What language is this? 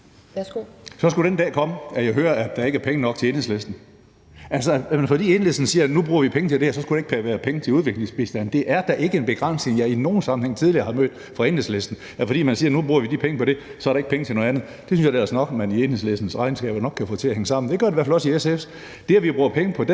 Danish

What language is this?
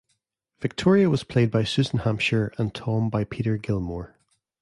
English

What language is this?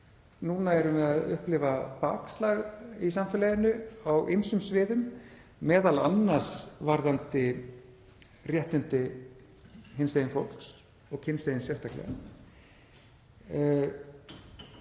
Icelandic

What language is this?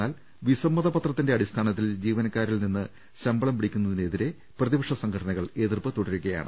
Malayalam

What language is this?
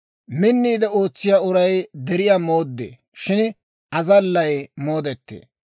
Dawro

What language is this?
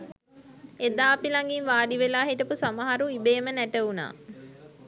Sinhala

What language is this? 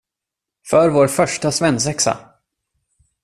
Swedish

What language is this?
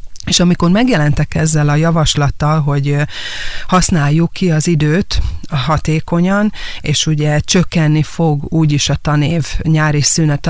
Hungarian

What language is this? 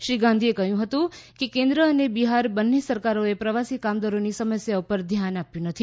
Gujarati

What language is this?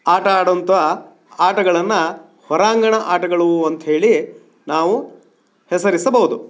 Kannada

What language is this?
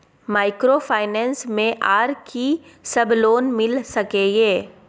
Maithili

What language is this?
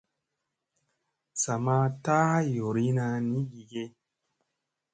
Musey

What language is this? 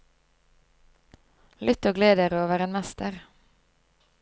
Norwegian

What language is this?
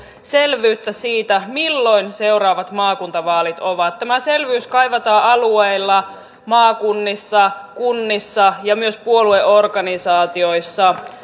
Finnish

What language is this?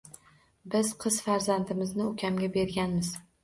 Uzbek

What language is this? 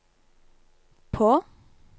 Norwegian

